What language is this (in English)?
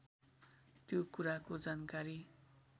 Nepali